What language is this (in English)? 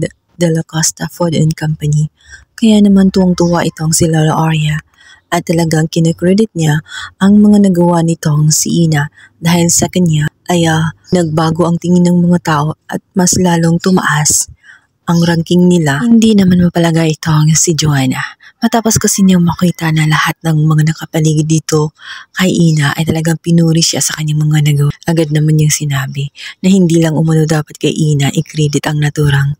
Filipino